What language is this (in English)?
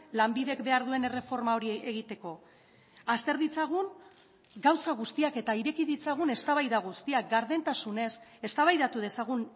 Basque